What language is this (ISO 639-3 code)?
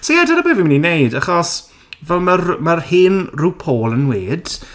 cym